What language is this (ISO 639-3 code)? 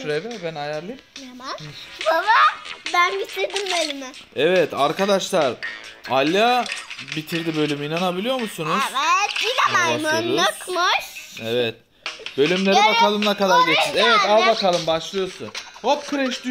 tur